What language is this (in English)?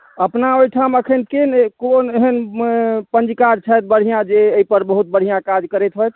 Maithili